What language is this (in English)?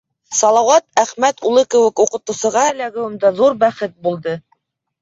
Bashkir